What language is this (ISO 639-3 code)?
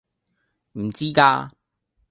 yue